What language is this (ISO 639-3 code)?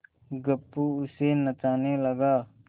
hin